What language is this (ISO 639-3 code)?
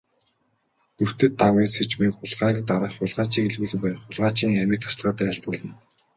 mon